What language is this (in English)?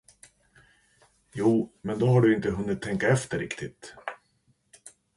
Swedish